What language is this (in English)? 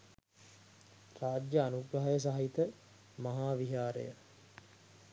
Sinhala